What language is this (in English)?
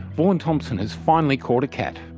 English